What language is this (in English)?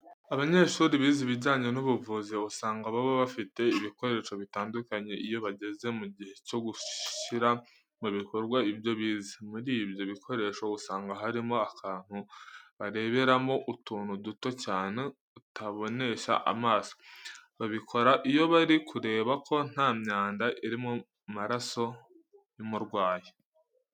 Kinyarwanda